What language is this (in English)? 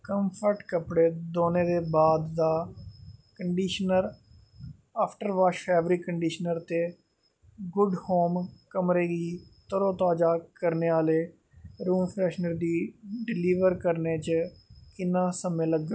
Dogri